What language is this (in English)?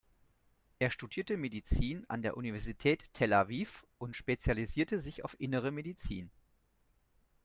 German